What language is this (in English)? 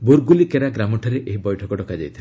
Odia